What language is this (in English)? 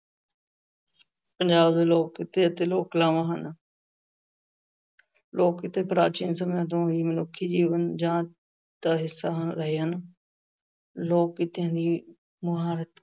Punjabi